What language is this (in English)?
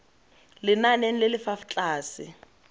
Tswana